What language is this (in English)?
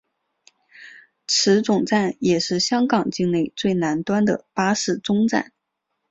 Chinese